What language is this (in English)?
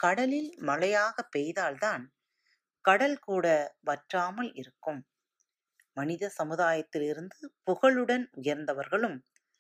Tamil